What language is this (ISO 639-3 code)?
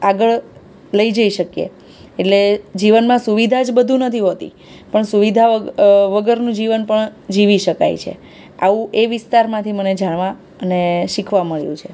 guj